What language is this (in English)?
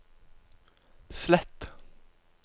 Norwegian